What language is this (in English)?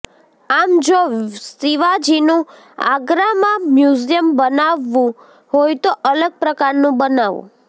Gujarati